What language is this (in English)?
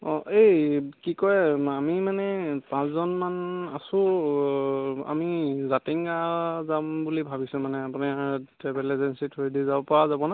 Assamese